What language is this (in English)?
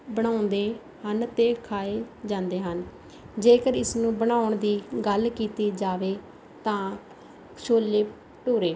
Punjabi